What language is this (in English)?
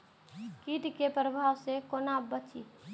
Maithili